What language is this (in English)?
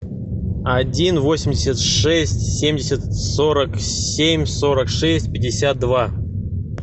Russian